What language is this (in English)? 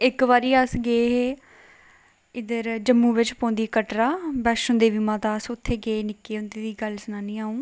Dogri